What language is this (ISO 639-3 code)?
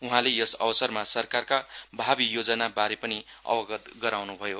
nep